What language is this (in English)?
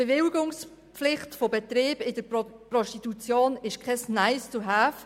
Swiss German